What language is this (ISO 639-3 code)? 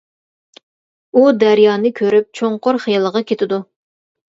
uig